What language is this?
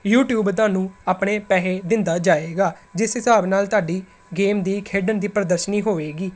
Punjabi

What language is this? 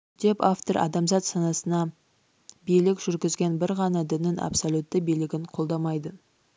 Kazakh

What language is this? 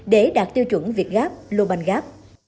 Vietnamese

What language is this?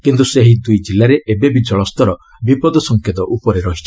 Odia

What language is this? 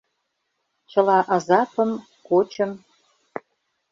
Mari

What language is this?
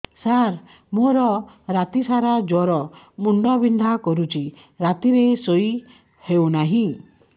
Odia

